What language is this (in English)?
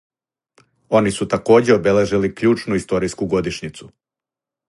Serbian